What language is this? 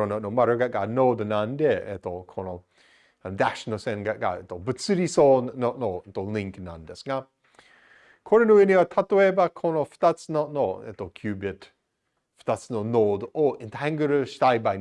Japanese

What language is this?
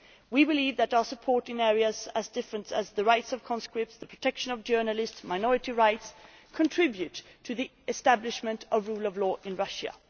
English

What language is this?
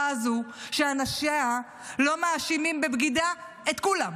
Hebrew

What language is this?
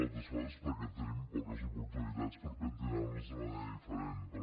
Catalan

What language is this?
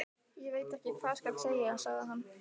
Icelandic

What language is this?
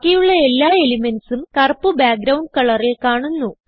Malayalam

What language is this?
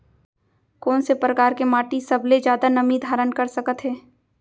Chhattisgarhi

